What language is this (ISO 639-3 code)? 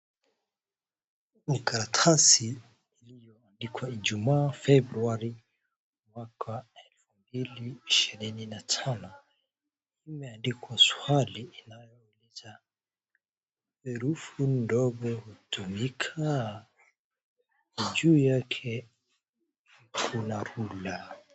swa